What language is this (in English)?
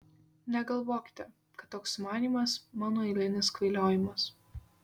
Lithuanian